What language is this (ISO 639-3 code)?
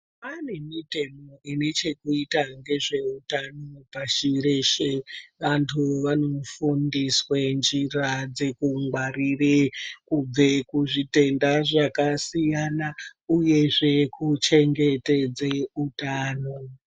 ndc